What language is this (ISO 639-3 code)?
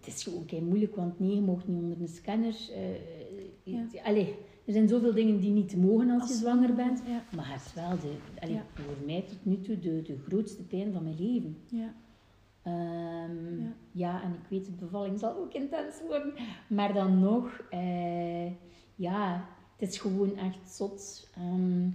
nld